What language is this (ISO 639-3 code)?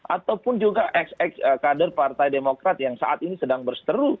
ind